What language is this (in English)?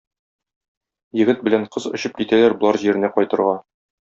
Tatar